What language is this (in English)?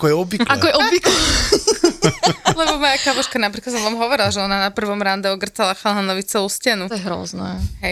Slovak